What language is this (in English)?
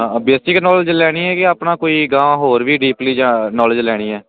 Punjabi